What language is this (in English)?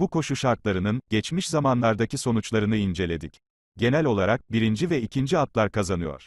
Turkish